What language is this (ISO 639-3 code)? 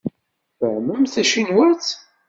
kab